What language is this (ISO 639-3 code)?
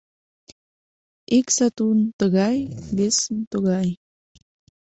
chm